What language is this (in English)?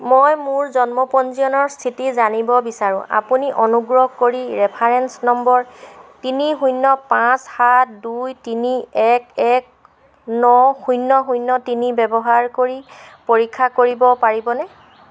Assamese